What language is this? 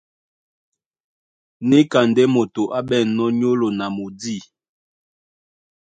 Duala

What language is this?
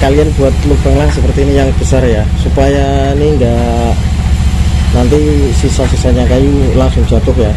Indonesian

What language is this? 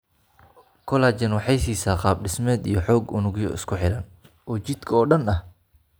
Somali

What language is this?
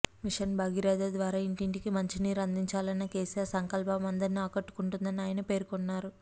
Telugu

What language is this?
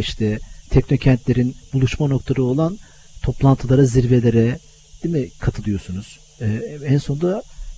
Turkish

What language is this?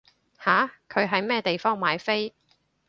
Cantonese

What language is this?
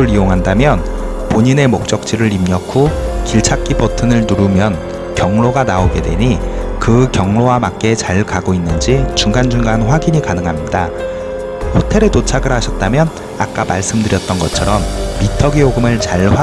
Korean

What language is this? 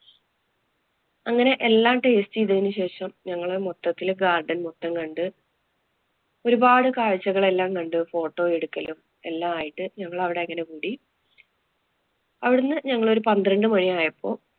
Malayalam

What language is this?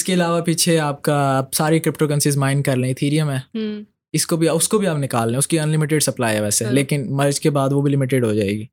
Urdu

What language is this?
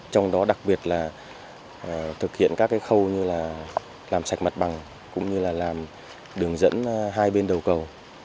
Vietnamese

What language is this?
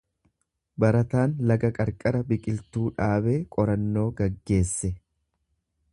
Oromo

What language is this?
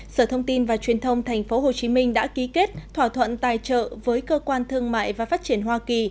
Vietnamese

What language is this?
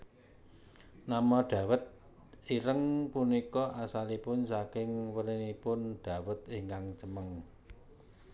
Javanese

